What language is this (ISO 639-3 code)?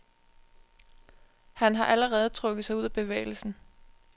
dan